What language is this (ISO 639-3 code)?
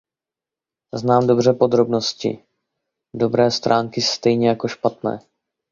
ces